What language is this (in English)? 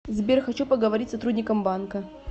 Russian